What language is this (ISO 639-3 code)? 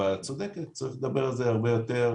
heb